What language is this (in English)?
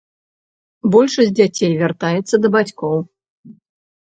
Belarusian